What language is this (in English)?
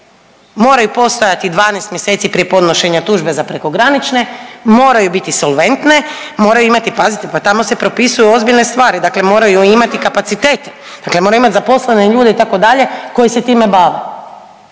Croatian